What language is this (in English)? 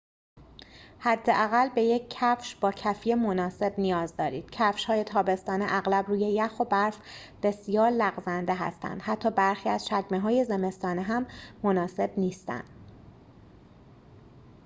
Persian